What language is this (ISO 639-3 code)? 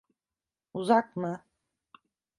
tur